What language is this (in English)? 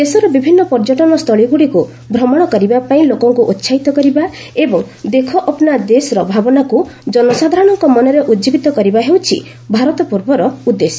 Odia